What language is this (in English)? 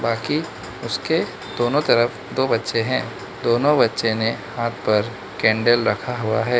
Hindi